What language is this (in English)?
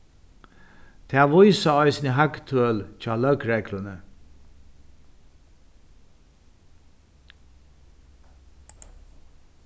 Faroese